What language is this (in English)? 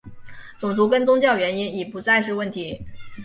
Chinese